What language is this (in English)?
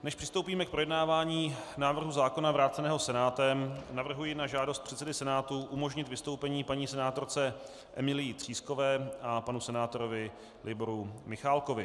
Czech